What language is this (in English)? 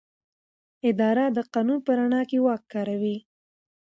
Pashto